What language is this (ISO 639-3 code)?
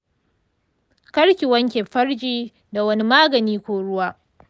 hau